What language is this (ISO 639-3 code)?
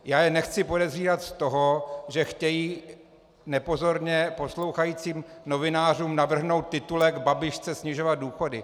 ces